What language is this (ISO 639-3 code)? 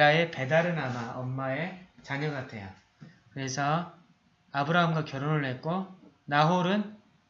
kor